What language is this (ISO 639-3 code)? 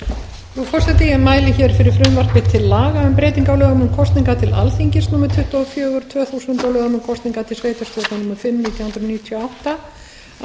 isl